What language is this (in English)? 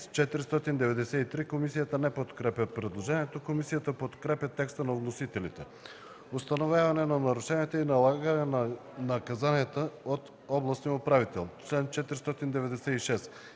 Bulgarian